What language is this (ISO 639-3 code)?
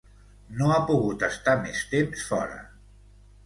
cat